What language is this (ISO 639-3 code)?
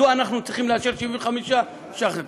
heb